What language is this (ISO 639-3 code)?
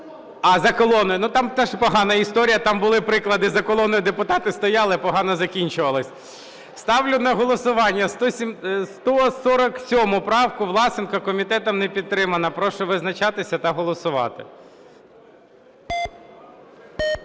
ukr